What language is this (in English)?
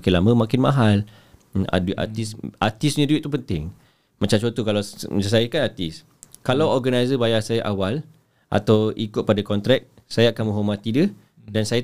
Malay